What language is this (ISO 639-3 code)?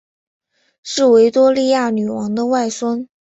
zho